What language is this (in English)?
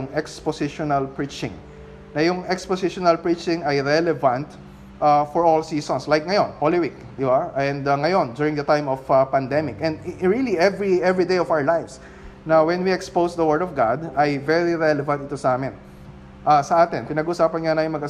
Filipino